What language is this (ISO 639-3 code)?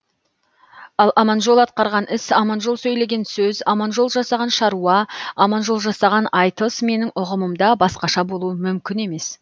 kaz